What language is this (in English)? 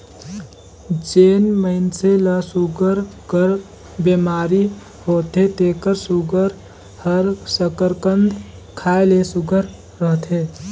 Chhattisgarhi